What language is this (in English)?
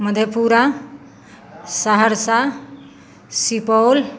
Maithili